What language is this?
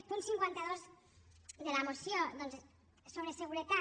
Catalan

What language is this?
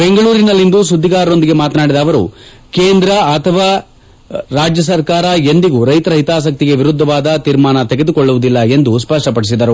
Kannada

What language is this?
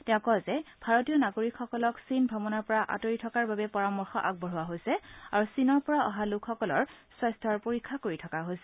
Assamese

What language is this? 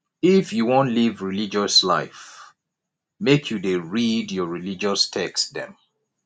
Nigerian Pidgin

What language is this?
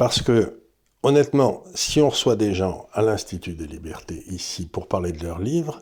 French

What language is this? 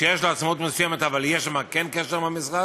Hebrew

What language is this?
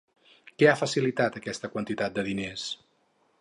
Catalan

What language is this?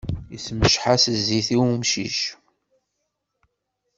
Kabyle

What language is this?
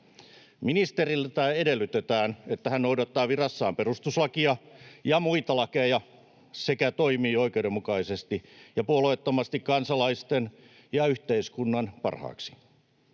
Finnish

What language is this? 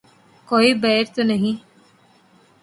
Urdu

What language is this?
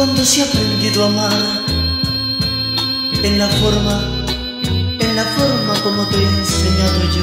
Romanian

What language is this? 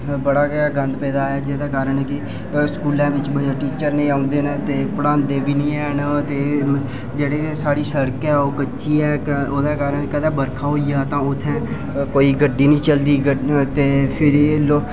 Dogri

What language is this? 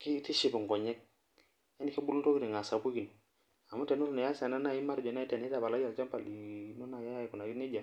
Masai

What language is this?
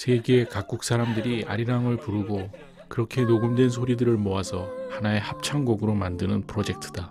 Korean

